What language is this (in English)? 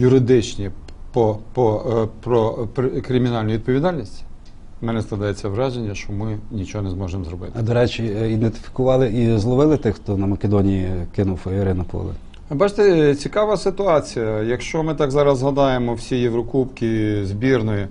Ukrainian